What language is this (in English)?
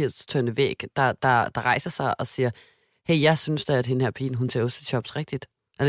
Danish